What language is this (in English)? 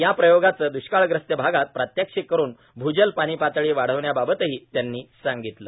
Marathi